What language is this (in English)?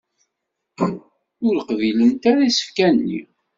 Kabyle